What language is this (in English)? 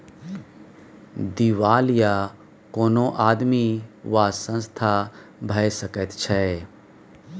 Maithili